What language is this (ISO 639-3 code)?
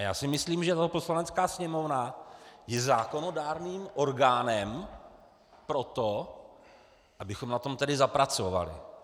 ces